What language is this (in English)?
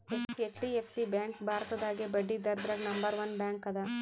Kannada